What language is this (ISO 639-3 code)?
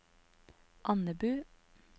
nor